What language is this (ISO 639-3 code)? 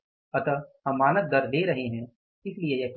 hin